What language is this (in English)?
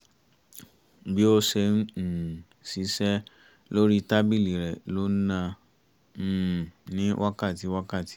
Yoruba